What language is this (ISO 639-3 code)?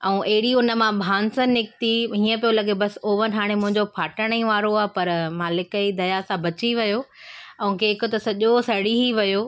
snd